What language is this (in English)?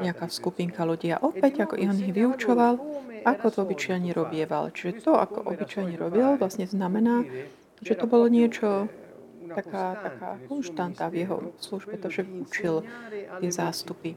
Slovak